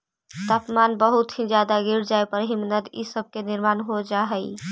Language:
Magahi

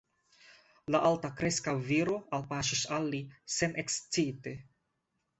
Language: Esperanto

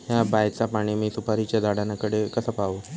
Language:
Marathi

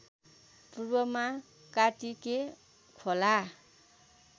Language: Nepali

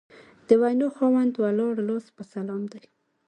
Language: Pashto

